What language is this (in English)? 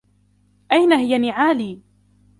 Arabic